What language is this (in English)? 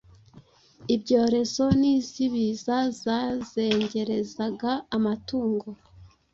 Kinyarwanda